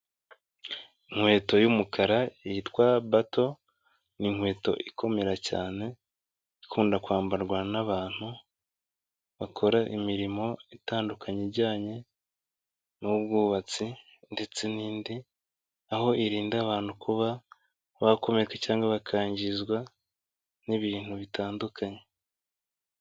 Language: Kinyarwanda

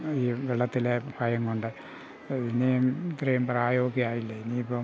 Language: Malayalam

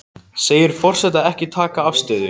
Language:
Icelandic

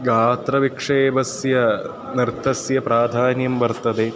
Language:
Sanskrit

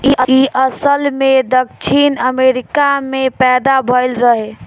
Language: Bhojpuri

